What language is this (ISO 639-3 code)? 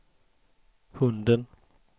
swe